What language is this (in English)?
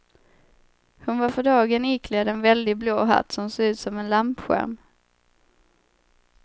Swedish